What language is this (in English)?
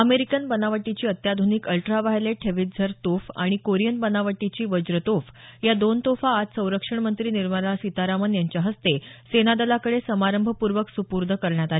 Marathi